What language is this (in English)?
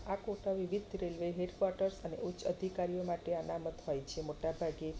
Gujarati